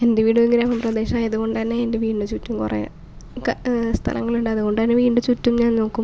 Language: Malayalam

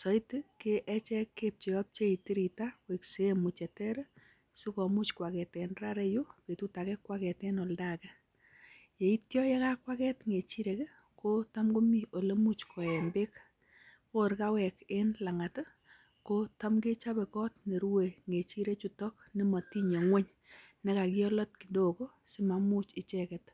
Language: Kalenjin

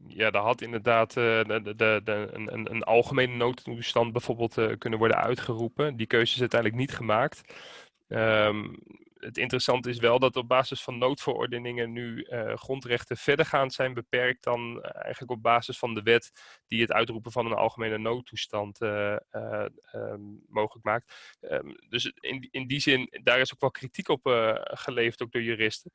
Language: Dutch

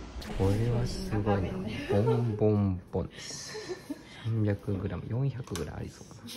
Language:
Japanese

